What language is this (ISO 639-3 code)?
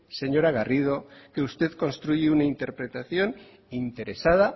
spa